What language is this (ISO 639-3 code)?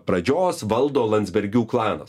lit